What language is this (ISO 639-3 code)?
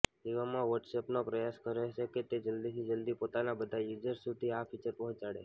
guj